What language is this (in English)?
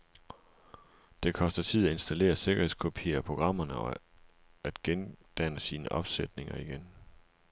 Danish